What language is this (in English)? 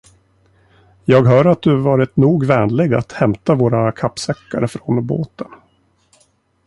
Swedish